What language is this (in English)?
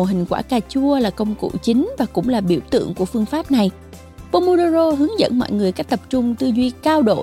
Vietnamese